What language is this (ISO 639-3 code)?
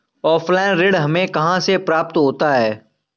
hin